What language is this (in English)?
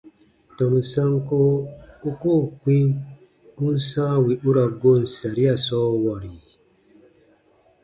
Baatonum